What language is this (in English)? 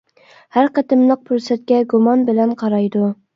Uyghur